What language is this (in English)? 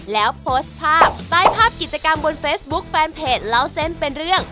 Thai